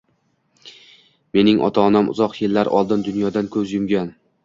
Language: Uzbek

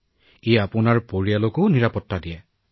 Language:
Assamese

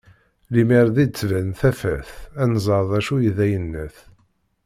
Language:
Kabyle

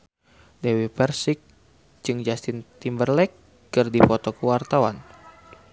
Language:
Sundanese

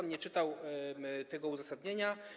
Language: Polish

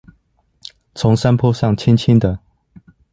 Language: Chinese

